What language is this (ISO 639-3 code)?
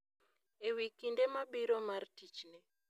luo